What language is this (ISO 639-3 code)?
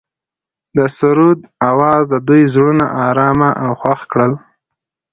pus